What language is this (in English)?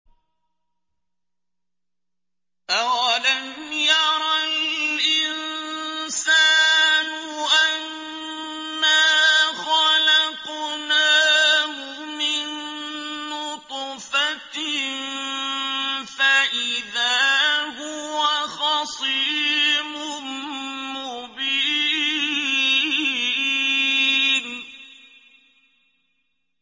Arabic